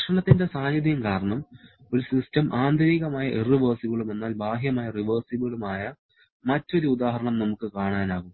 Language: Malayalam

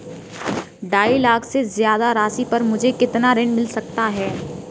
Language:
Hindi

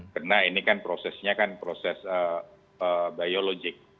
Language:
Indonesian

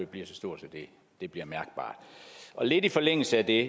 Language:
Danish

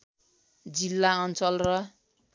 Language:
Nepali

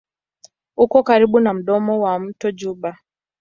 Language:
Swahili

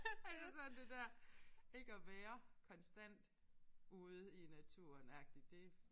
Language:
Danish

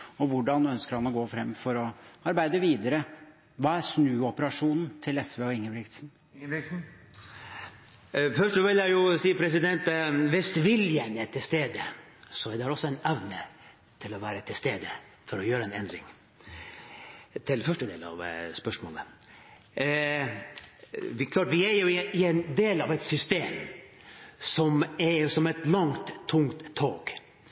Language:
Norwegian Bokmål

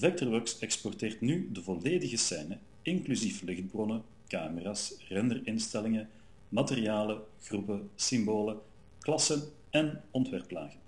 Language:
Dutch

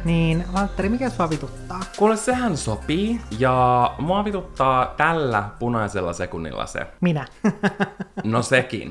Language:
Finnish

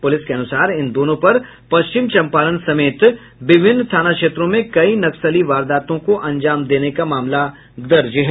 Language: Hindi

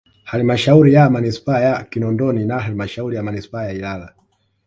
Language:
Swahili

